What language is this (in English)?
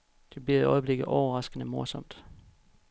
Danish